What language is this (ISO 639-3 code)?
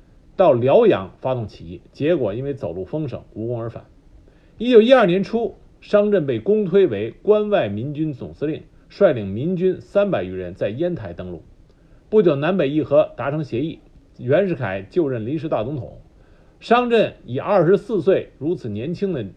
zho